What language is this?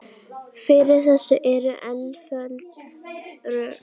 Icelandic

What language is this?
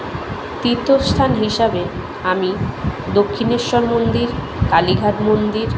Bangla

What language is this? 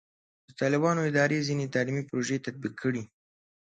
Pashto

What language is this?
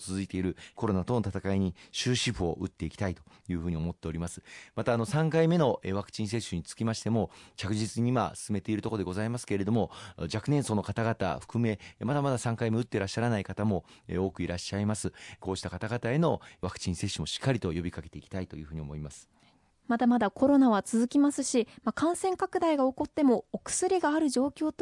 Japanese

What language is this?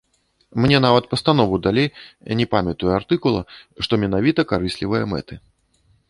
Belarusian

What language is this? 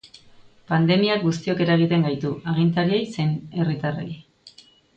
Basque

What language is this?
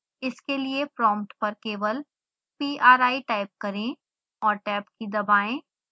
Hindi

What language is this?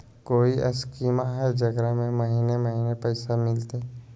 Magahi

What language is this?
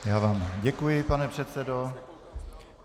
Czech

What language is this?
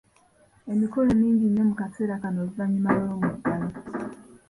Ganda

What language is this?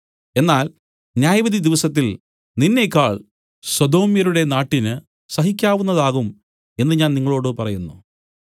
Malayalam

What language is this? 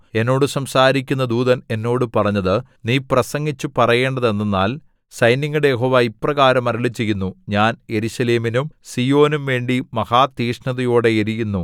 Malayalam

